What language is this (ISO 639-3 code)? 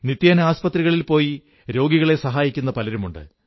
mal